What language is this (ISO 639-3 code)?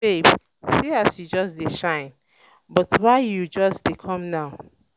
pcm